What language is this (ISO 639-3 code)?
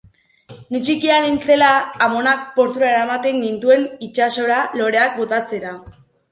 eus